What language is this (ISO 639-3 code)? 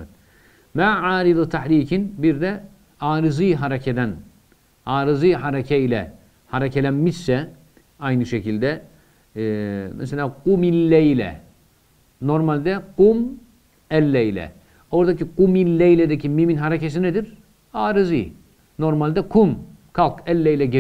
tur